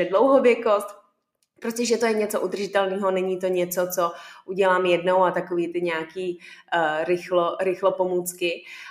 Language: Czech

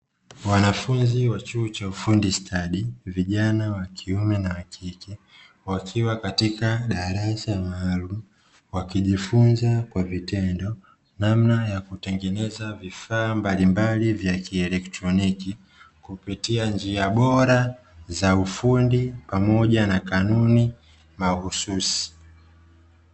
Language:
Swahili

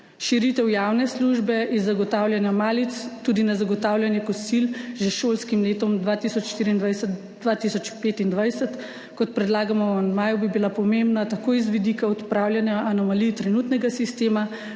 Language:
Slovenian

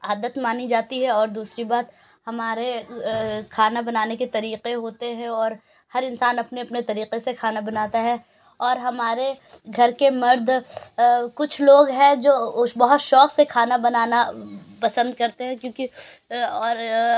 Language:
Urdu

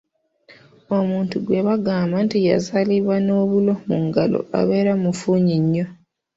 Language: Ganda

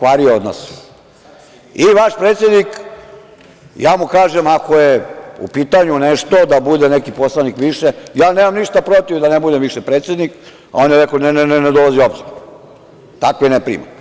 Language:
Serbian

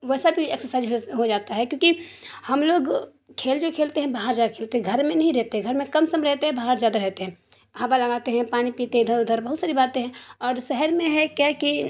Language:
Urdu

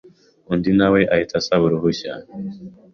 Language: Kinyarwanda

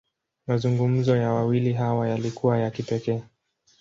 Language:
Swahili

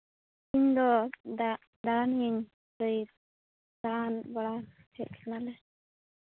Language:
Santali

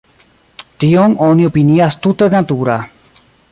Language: Esperanto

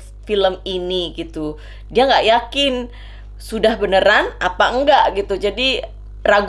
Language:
Indonesian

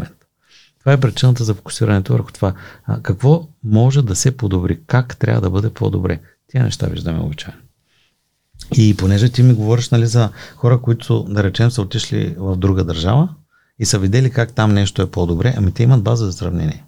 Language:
Bulgarian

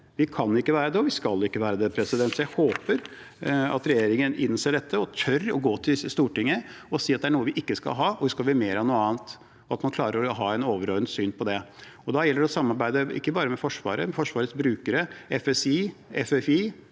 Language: Norwegian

